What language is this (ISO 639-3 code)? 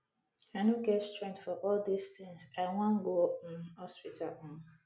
pcm